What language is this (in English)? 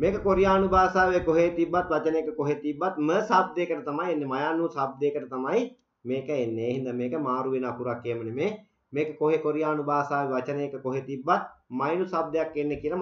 Turkish